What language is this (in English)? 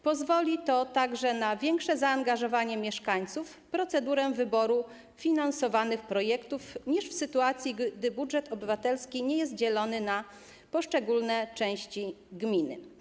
Polish